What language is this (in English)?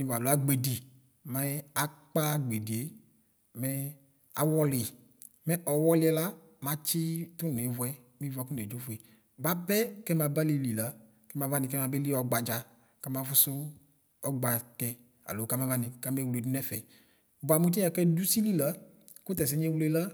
Ikposo